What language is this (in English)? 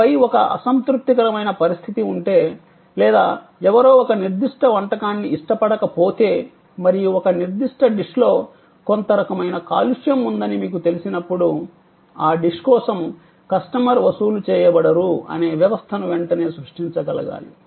Telugu